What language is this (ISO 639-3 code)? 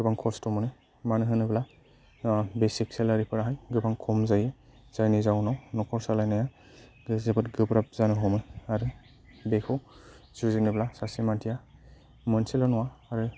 brx